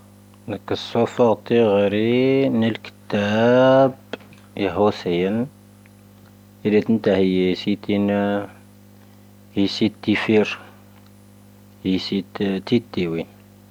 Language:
Tahaggart Tamahaq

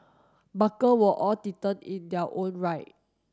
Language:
English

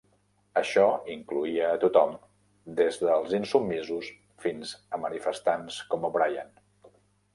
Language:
Catalan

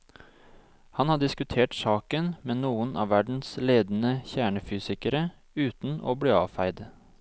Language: Norwegian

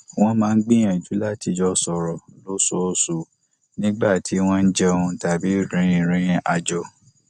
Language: Yoruba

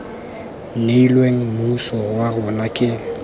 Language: Tswana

